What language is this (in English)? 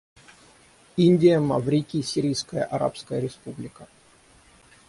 Russian